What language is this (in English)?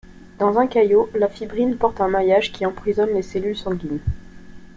French